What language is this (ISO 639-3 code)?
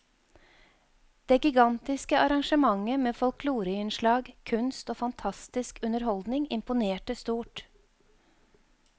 nor